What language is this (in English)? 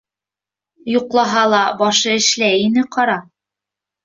Bashkir